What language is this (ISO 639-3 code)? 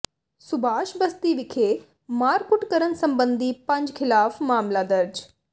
pan